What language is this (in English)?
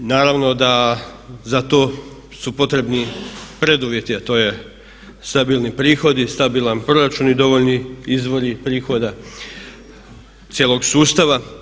Croatian